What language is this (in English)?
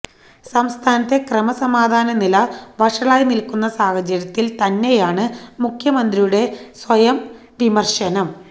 Malayalam